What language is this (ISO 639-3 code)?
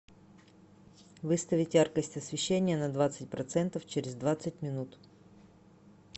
rus